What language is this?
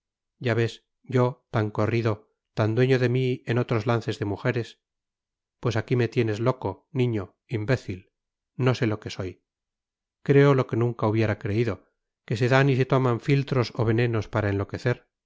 Spanish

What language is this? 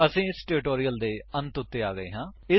Punjabi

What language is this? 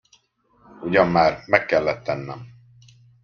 Hungarian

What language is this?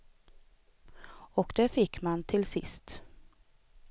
Swedish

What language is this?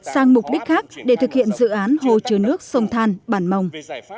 Vietnamese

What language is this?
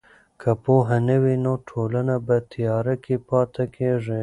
Pashto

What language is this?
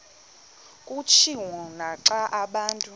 Xhosa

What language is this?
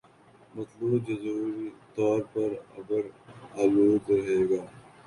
Urdu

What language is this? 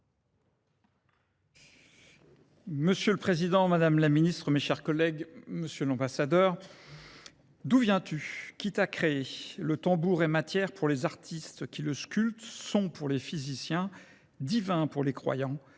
French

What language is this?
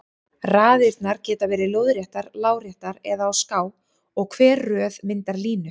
Icelandic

